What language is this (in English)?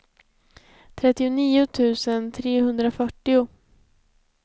Swedish